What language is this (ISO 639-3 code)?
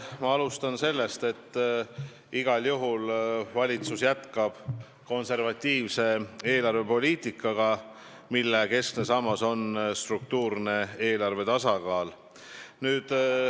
est